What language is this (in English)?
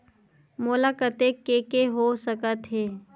Chhattisgarhi